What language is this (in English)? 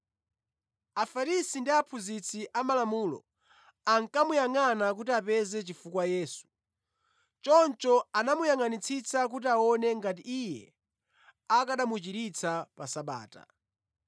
Nyanja